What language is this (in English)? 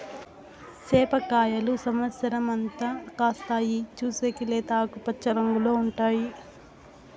Telugu